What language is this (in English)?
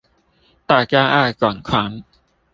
Chinese